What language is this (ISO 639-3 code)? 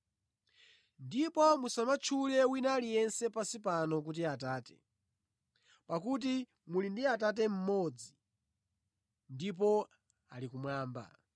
nya